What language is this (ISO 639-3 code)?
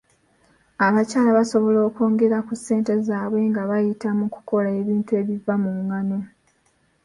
lug